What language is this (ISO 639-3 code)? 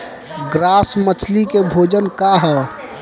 bho